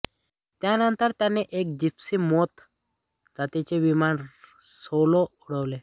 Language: Marathi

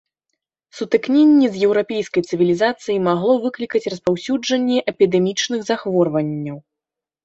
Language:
Belarusian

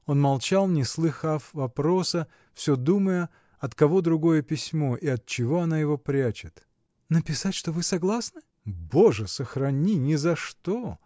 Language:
Russian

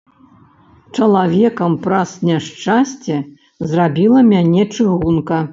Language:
Belarusian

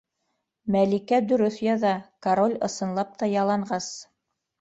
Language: Bashkir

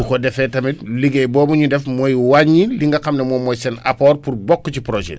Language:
Wolof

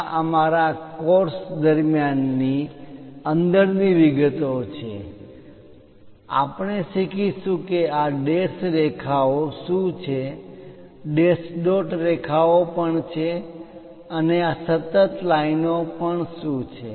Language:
Gujarati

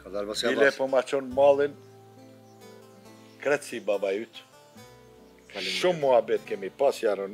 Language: Romanian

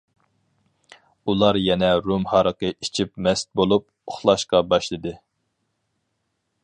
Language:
Uyghur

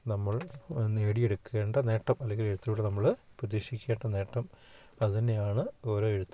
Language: Malayalam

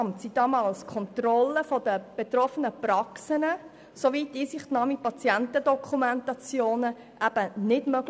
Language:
Swiss German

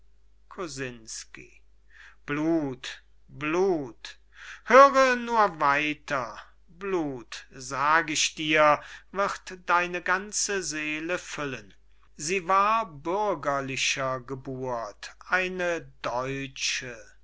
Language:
German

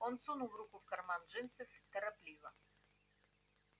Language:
Russian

